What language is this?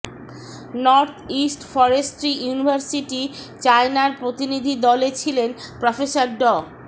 Bangla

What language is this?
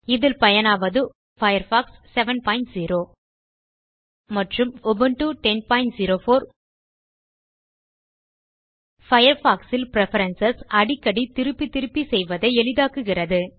Tamil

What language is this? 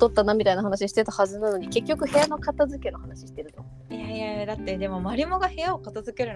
Japanese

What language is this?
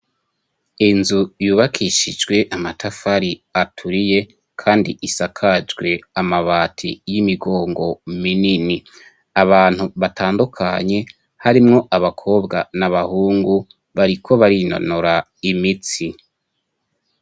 Rundi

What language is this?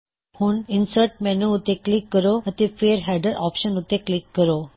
Punjabi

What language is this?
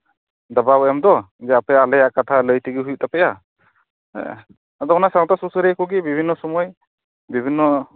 Santali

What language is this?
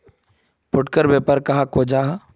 Magahi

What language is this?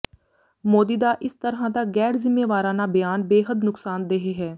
Punjabi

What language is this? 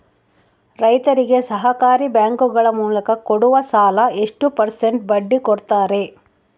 Kannada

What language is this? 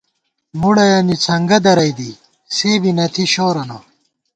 Gawar-Bati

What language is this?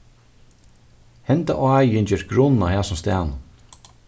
Faroese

